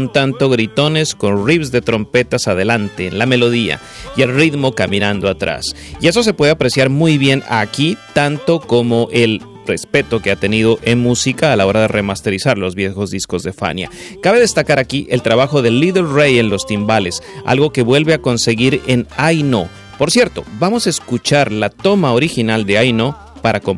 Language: Spanish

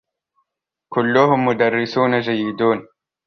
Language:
Arabic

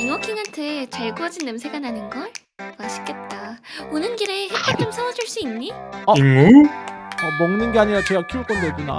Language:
Korean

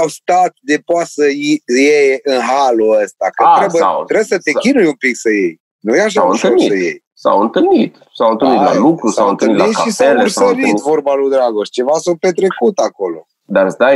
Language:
Romanian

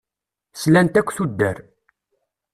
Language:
Kabyle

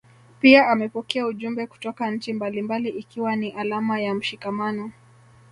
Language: Swahili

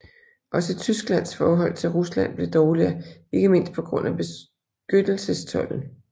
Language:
Danish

